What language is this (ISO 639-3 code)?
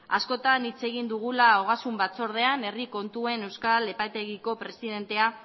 eus